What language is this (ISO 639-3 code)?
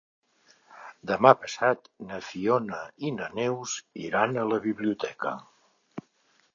cat